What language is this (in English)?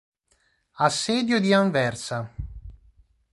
Italian